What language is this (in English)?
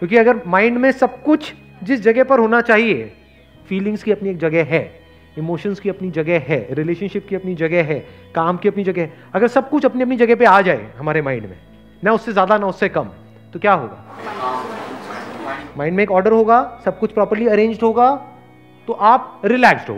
Hindi